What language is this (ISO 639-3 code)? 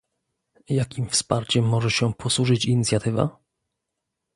pol